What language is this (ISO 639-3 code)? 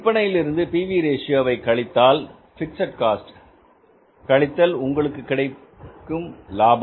tam